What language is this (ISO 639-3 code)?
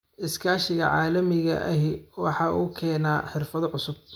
som